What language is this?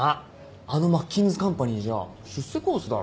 Japanese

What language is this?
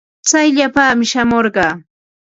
Ambo-Pasco Quechua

